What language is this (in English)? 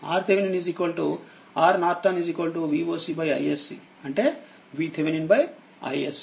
Telugu